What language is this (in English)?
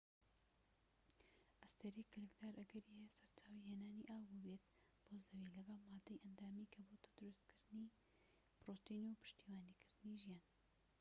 Central Kurdish